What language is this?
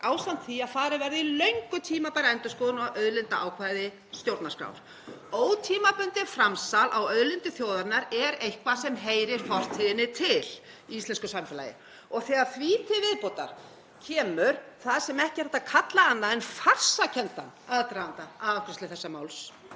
Icelandic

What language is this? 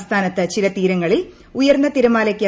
Malayalam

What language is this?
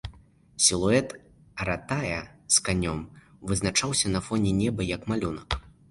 Belarusian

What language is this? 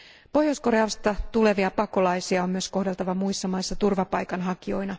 Finnish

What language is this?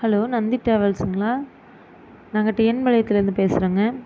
Tamil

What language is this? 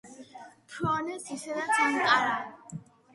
Georgian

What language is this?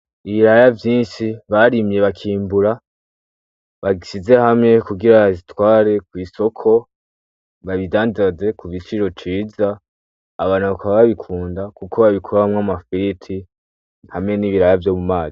Rundi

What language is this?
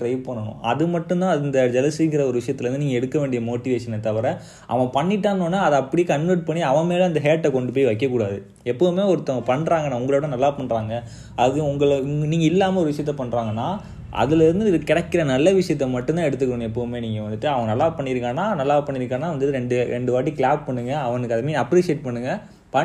Tamil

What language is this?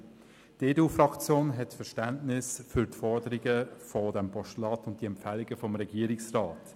Swiss German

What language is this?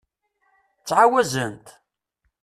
Kabyle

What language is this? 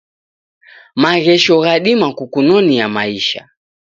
Taita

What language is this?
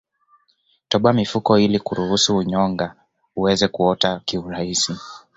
Swahili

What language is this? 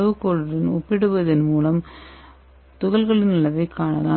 Tamil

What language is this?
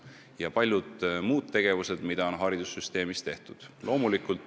Estonian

